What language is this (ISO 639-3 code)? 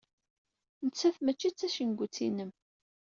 kab